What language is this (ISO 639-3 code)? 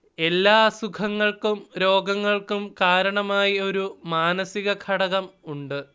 mal